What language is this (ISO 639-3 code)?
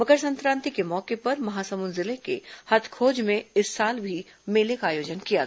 hin